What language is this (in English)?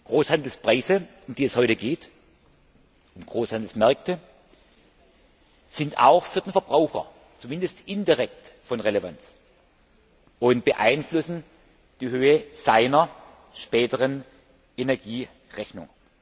German